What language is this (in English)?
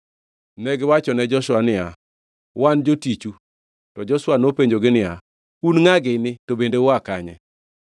Luo (Kenya and Tanzania)